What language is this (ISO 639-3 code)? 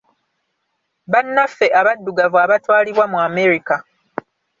lug